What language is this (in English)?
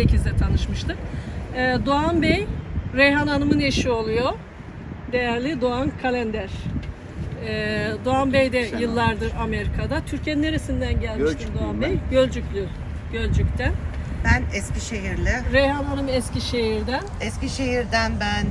Turkish